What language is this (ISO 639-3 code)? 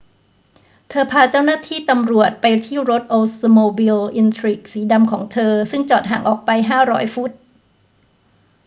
tha